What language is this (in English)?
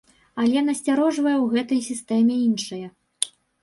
Belarusian